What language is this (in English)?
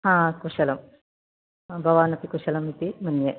Sanskrit